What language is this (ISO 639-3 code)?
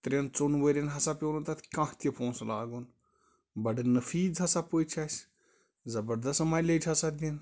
kas